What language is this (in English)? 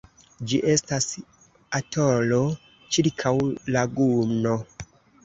Esperanto